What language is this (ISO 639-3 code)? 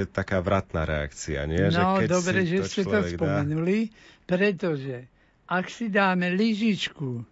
slk